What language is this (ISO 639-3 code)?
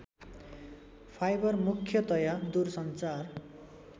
nep